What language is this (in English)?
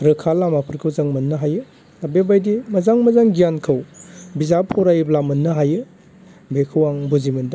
Bodo